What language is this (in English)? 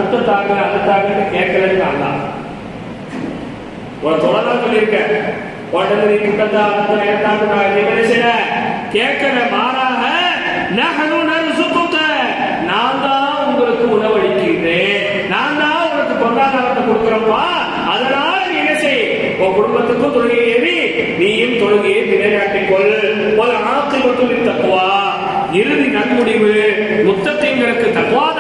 Tamil